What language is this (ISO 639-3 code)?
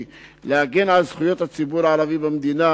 heb